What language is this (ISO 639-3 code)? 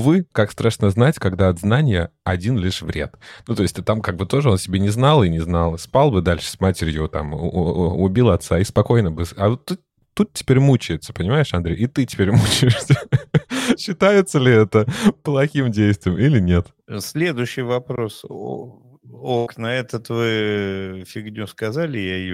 rus